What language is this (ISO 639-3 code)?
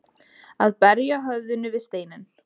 isl